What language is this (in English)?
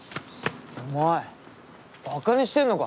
Japanese